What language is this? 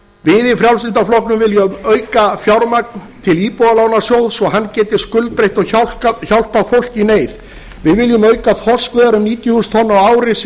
Icelandic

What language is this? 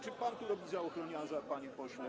Polish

